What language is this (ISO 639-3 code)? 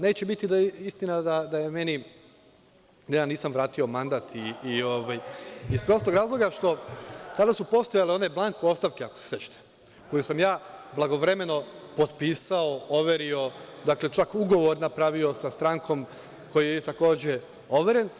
srp